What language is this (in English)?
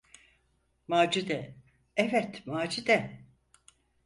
Turkish